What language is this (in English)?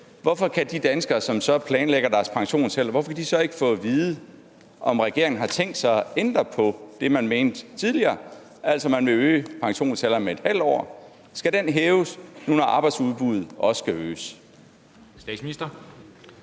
Danish